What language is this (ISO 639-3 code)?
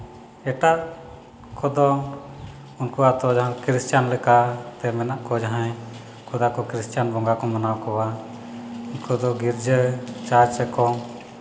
sat